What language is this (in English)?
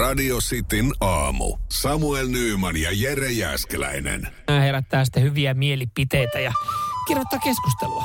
Finnish